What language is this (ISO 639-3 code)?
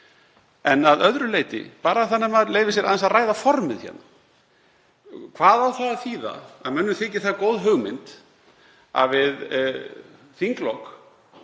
isl